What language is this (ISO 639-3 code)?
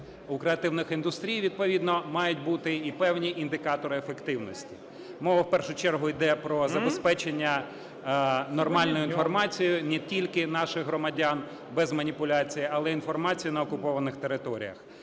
ukr